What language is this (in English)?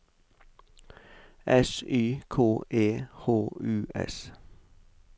Norwegian